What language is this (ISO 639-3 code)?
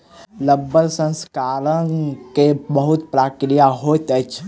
mai